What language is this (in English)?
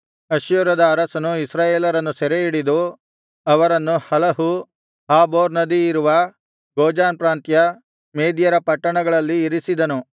Kannada